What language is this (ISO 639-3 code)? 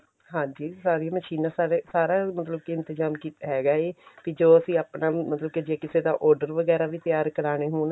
pan